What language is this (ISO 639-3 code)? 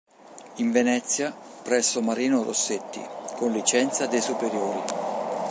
ita